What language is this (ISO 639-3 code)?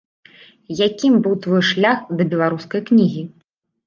bel